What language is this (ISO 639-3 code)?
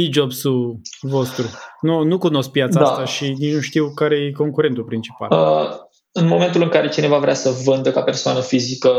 ron